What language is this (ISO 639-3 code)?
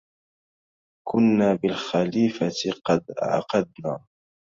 ara